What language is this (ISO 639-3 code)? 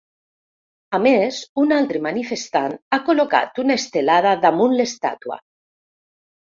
cat